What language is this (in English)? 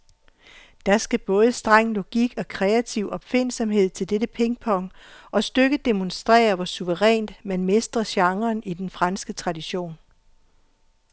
Danish